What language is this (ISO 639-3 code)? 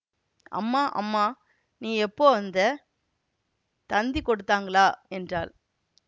tam